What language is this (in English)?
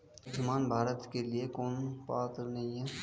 Hindi